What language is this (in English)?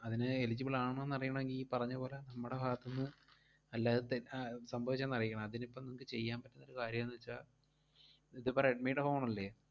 Malayalam